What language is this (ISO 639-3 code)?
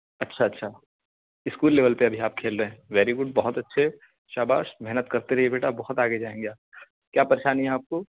urd